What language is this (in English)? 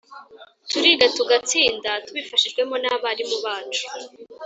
Kinyarwanda